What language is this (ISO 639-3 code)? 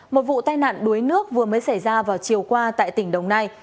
vie